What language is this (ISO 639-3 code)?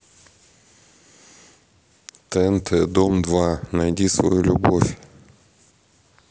rus